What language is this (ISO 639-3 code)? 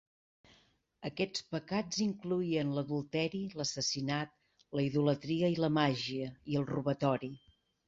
cat